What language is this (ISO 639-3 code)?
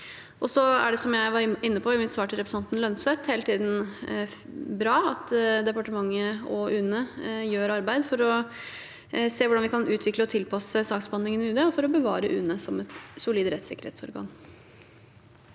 nor